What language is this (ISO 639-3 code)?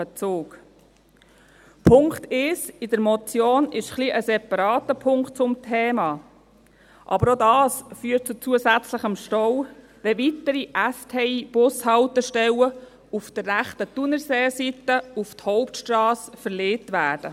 gsw